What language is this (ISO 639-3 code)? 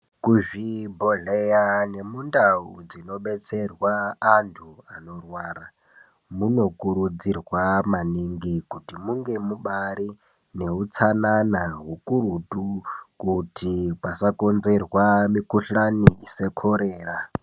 ndc